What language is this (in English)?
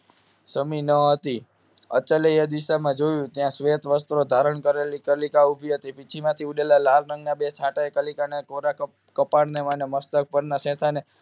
Gujarati